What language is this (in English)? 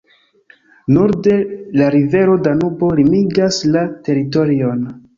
Esperanto